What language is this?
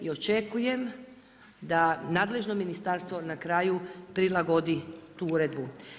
Croatian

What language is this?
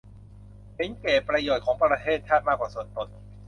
Thai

